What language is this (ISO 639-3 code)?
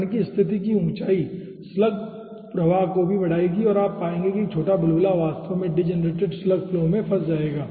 hin